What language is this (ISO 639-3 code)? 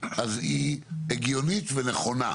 heb